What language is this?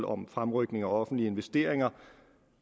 Danish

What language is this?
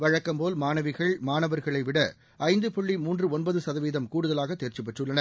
Tamil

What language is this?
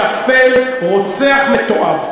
Hebrew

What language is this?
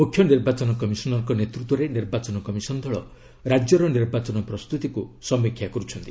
Odia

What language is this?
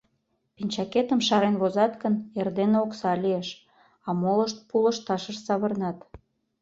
Mari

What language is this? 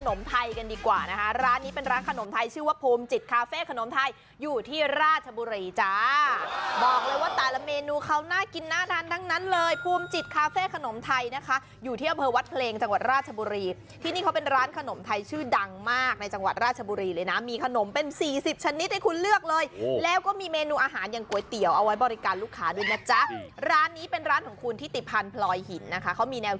Thai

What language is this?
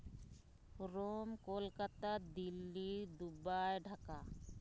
Santali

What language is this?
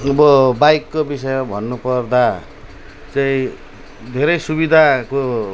Nepali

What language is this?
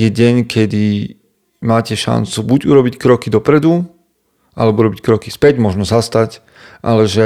Slovak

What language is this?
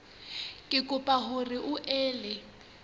Southern Sotho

